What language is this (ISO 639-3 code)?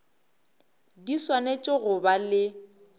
nso